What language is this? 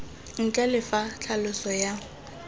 Tswana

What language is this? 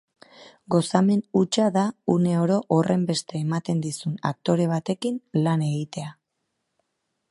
Basque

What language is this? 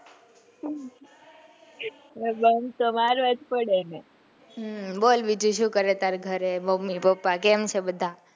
Gujarati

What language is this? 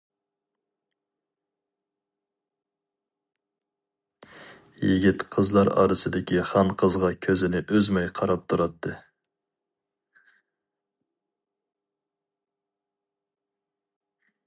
Uyghur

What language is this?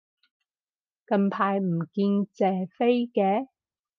Cantonese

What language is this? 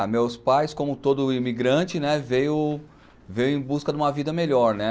Portuguese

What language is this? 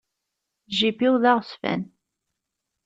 Kabyle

